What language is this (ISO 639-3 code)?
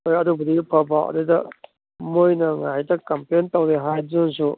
mni